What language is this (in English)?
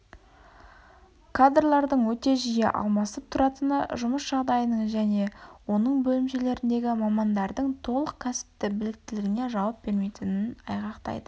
Kazakh